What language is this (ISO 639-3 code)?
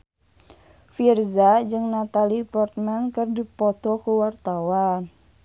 sun